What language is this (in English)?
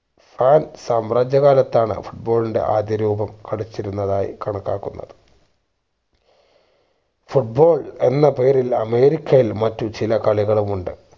Malayalam